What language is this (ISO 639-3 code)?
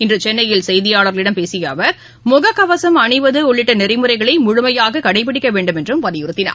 tam